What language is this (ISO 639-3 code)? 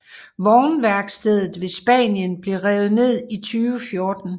dan